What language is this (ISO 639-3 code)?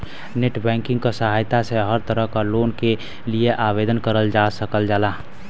bho